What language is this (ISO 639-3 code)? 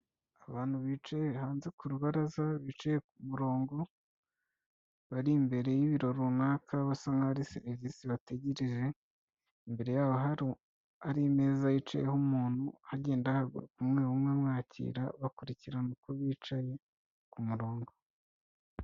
kin